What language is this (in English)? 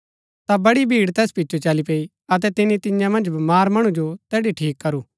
Gaddi